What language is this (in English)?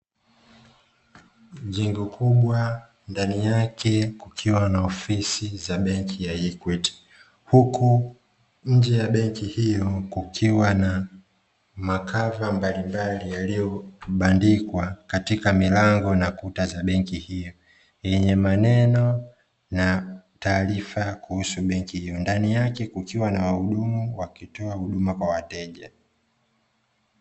Swahili